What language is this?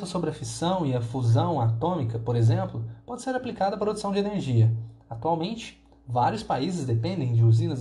Portuguese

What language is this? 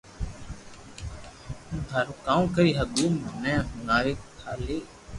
Loarki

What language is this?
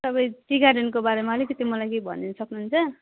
Nepali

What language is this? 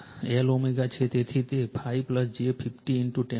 Gujarati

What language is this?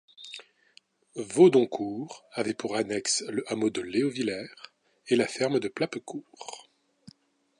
French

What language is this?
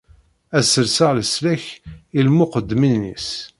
Kabyle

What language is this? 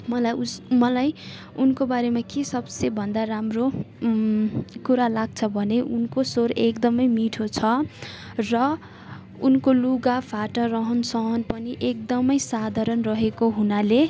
Nepali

